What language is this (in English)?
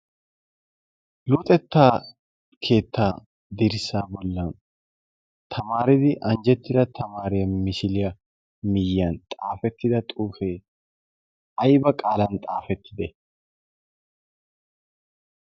Wolaytta